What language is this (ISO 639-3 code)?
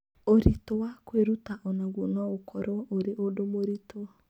kik